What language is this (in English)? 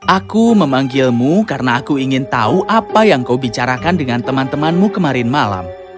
Indonesian